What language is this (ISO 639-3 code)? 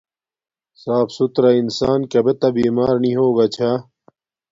dmk